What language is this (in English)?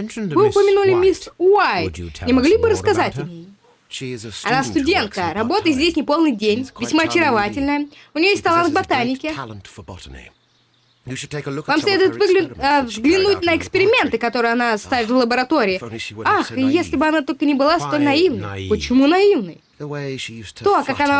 Russian